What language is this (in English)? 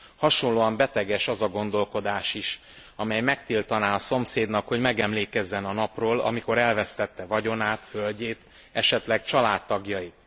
Hungarian